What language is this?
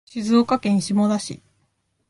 Japanese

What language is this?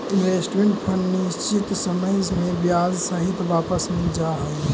Magahi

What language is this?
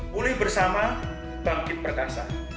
Indonesian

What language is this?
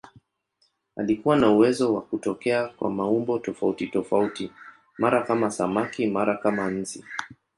Swahili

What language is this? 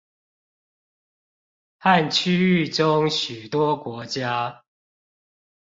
Chinese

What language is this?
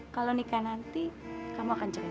Indonesian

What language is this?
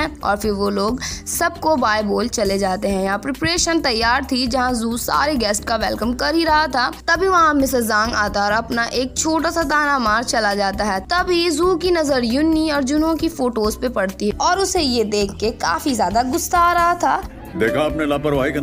Hindi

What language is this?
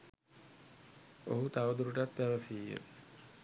Sinhala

